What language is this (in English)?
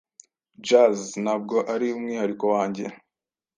Kinyarwanda